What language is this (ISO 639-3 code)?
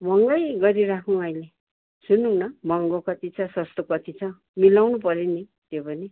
nep